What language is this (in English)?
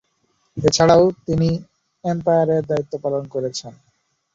Bangla